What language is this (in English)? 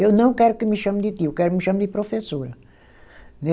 Portuguese